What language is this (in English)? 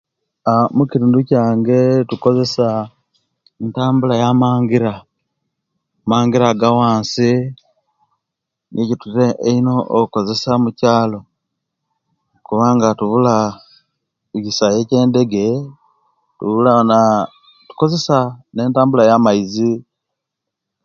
Kenyi